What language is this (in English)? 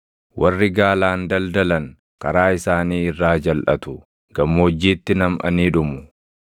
Oromo